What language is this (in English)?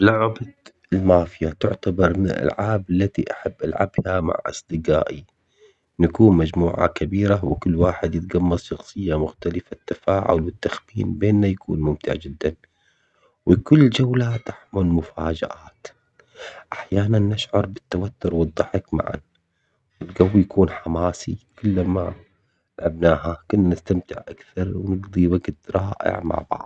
Omani Arabic